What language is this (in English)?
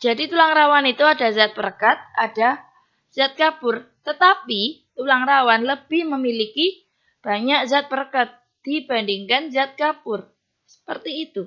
Indonesian